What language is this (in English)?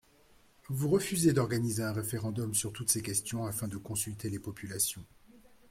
French